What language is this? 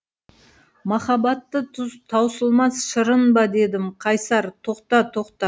Kazakh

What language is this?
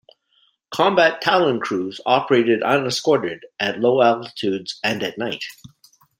English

